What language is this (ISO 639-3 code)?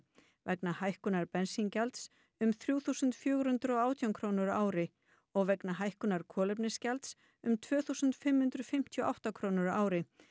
isl